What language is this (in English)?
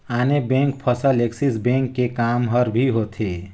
Chhattisgarhi